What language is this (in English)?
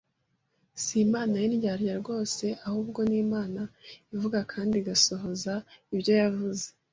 Kinyarwanda